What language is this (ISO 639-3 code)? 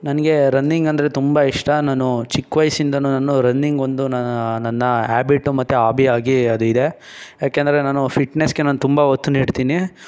kan